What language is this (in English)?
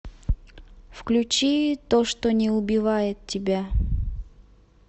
Russian